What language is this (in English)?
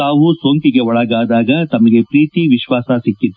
Kannada